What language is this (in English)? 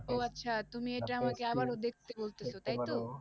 Bangla